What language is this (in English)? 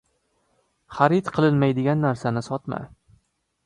Uzbek